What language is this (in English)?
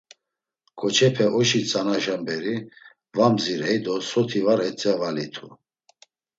Laz